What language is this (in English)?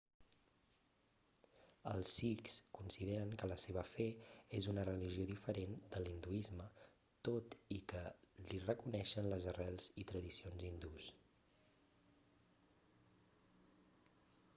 Catalan